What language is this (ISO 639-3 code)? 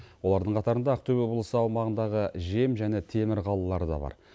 kaz